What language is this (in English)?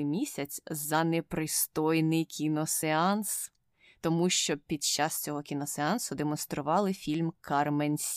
Ukrainian